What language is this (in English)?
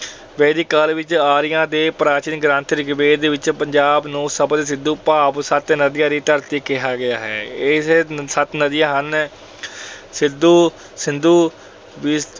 Punjabi